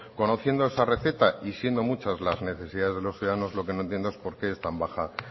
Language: Spanish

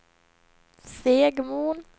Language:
Swedish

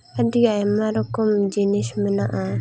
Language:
Santali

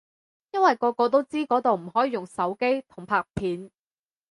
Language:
Cantonese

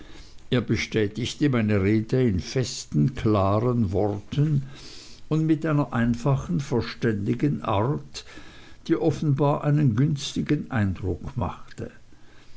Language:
German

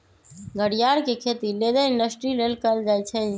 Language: Magahi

